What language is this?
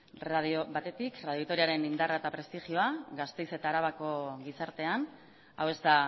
Basque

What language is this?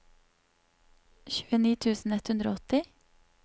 Norwegian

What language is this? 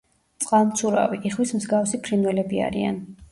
Georgian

